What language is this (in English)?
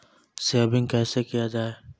Maithili